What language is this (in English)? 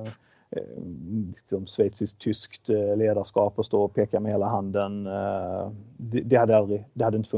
Swedish